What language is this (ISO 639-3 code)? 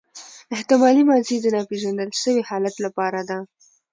pus